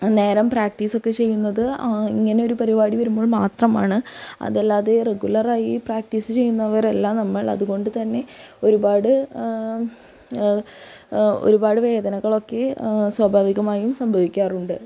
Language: Malayalam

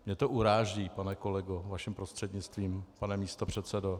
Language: Czech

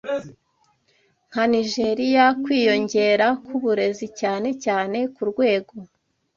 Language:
Kinyarwanda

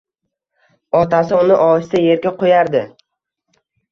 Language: Uzbek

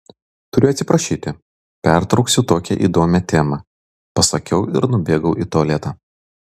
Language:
Lithuanian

